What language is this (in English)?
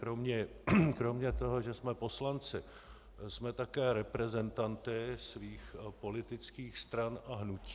Czech